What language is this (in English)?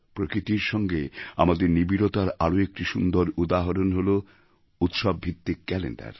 Bangla